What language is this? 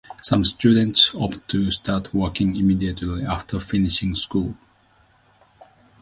English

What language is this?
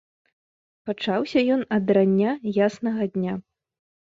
Belarusian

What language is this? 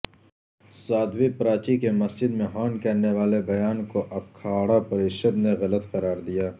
Urdu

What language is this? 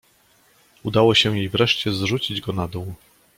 Polish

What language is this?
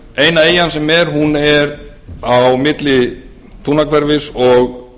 Icelandic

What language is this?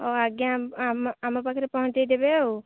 Odia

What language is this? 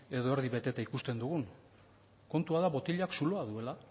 Basque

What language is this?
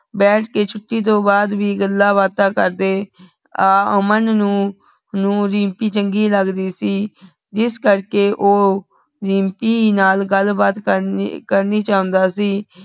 Punjabi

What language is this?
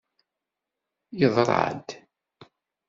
Kabyle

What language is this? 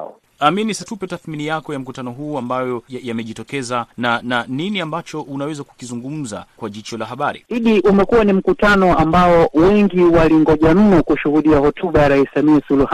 Swahili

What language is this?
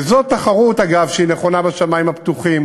Hebrew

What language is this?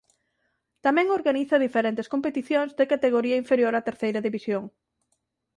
Galician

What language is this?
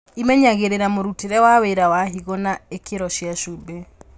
Kikuyu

